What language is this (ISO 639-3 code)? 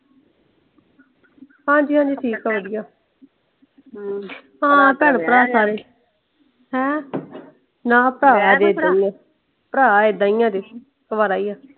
pan